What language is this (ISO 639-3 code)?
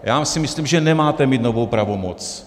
ces